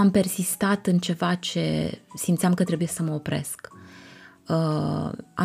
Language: Romanian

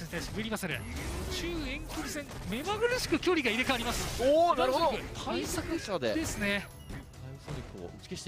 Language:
Japanese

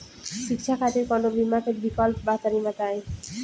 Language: Bhojpuri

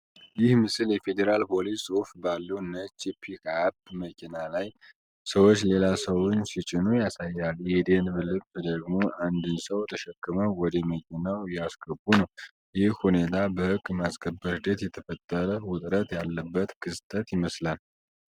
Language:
Amharic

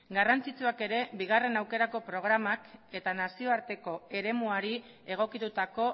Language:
Basque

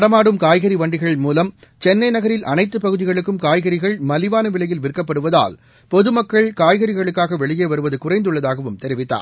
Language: Tamil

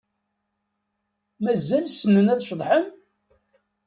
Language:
Kabyle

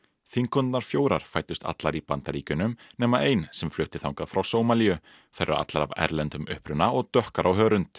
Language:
Icelandic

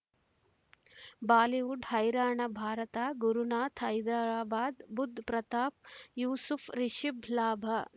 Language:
Kannada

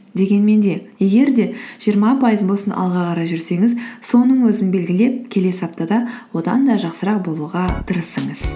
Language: Kazakh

